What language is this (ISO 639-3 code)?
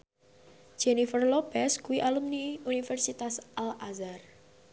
jav